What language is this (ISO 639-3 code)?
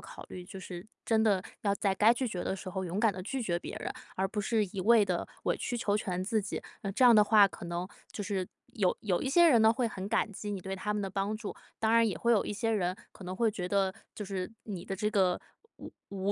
zho